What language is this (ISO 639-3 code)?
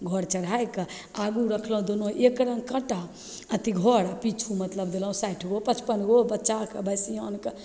mai